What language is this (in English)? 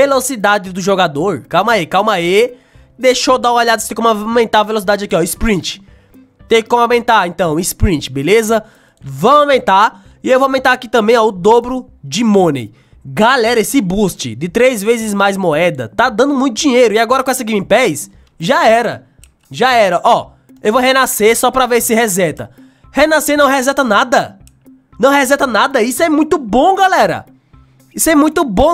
Portuguese